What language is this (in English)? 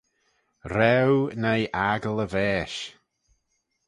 Manx